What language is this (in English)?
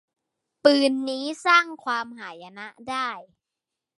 Thai